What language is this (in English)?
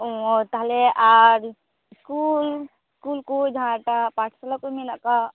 Santali